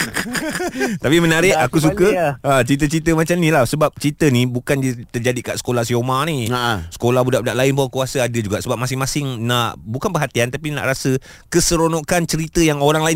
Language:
Malay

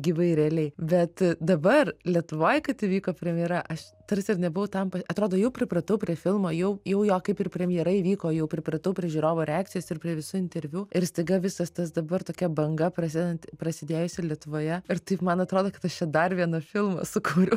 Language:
Lithuanian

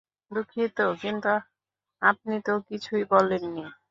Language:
Bangla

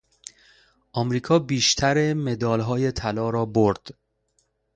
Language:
Persian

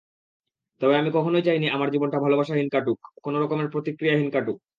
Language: Bangla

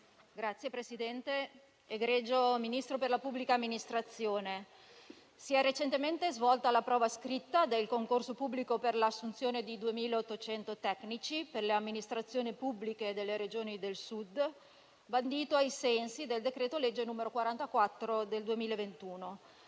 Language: Italian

